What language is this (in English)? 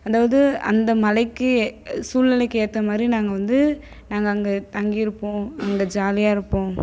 Tamil